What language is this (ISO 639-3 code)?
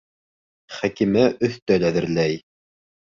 bak